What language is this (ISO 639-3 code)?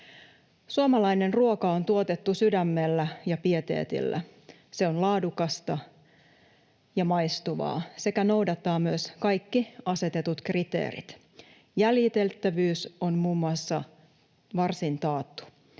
fin